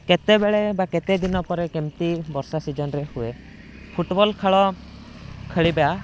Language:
Odia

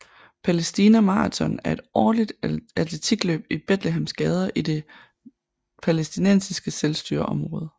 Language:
Danish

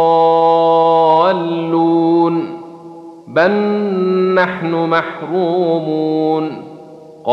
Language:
Arabic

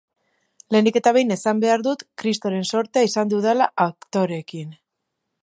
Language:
Basque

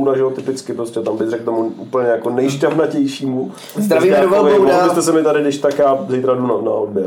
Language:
Czech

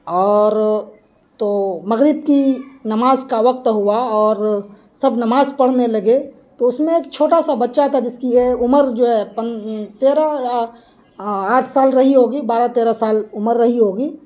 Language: Urdu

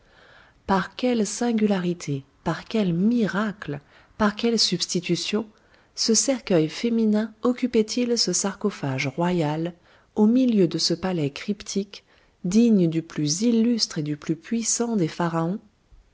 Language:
French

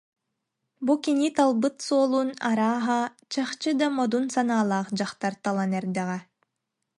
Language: Yakut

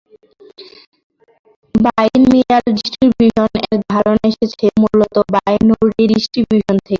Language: Bangla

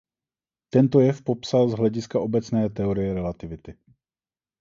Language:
Czech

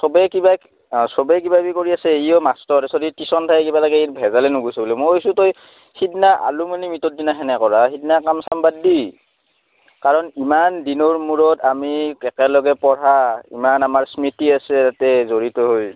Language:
Assamese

